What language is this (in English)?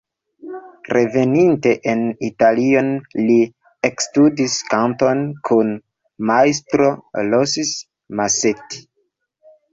Esperanto